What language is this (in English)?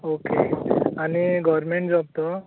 Konkani